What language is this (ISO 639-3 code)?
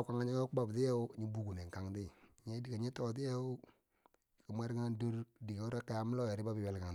bsj